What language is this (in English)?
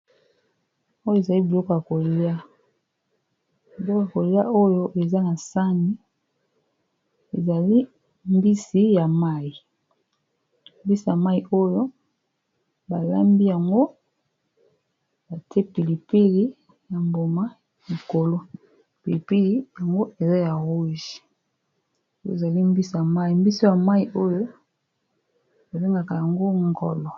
Lingala